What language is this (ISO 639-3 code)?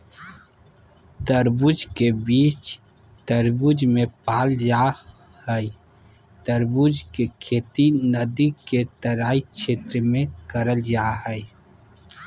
mag